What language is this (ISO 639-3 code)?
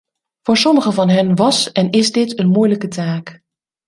nld